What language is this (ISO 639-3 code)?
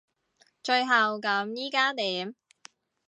yue